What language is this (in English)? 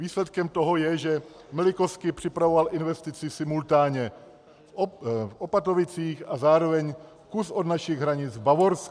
Czech